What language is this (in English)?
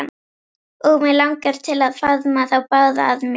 Icelandic